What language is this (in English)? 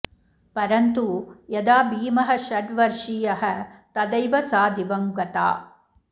Sanskrit